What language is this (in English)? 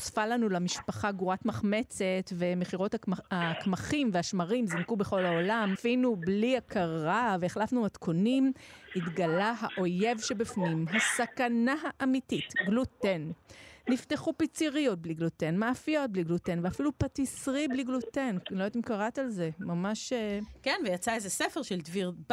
Hebrew